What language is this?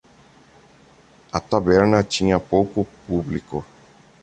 Portuguese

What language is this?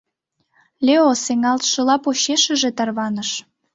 Mari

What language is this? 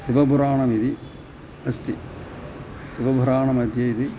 Sanskrit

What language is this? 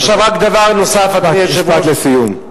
Hebrew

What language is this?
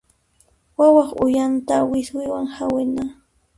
Puno Quechua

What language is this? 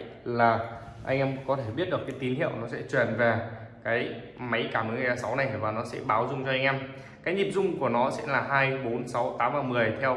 Vietnamese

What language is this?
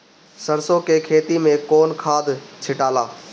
Bhojpuri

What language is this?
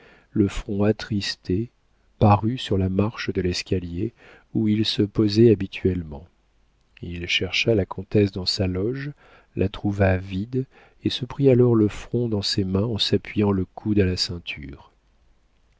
French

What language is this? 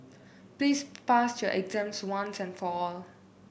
English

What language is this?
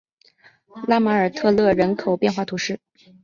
Chinese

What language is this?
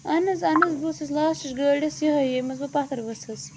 Kashmiri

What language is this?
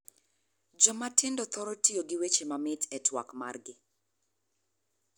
Luo (Kenya and Tanzania)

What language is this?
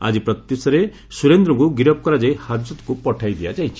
Odia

